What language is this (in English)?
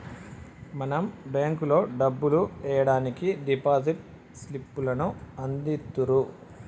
Telugu